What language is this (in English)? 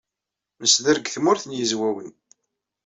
Kabyle